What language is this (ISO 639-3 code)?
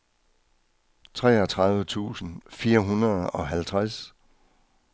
dan